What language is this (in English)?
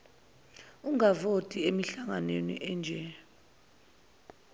Zulu